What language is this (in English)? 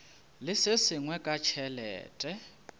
Northern Sotho